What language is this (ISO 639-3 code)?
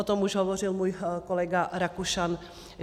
ces